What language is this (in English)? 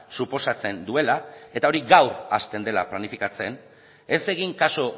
Basque